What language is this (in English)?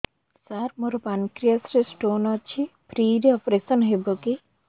Odia